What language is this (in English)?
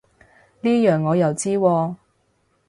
Cantonese